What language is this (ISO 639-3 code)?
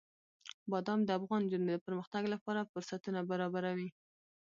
pus